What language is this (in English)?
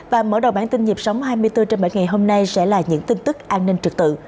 Vietnamese